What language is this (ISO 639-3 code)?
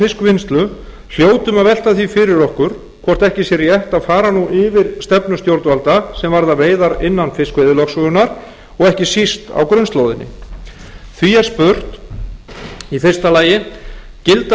isl